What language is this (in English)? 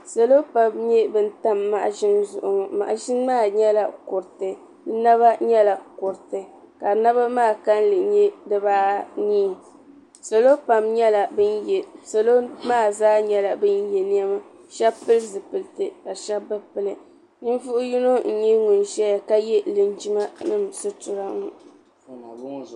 Dagbani